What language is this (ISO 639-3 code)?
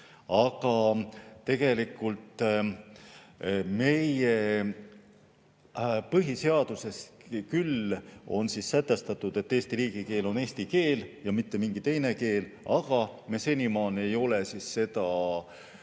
est